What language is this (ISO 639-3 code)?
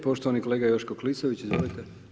hrv